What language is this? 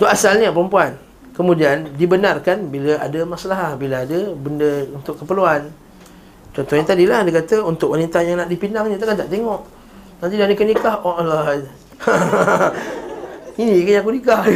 Malay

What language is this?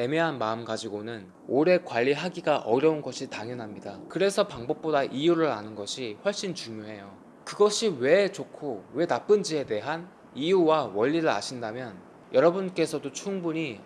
Korean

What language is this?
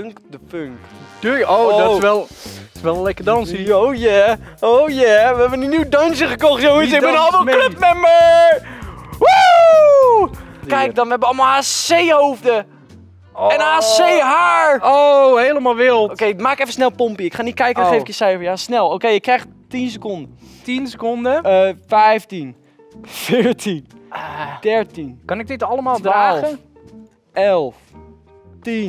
Dutch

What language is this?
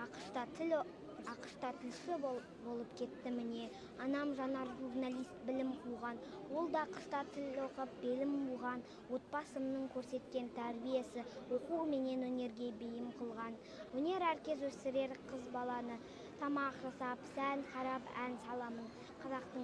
Turkish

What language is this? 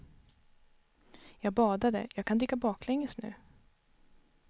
Swedish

